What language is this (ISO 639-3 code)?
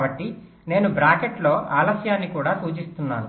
tel